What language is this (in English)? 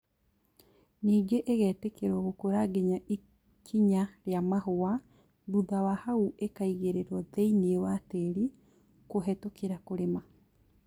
Kikuyu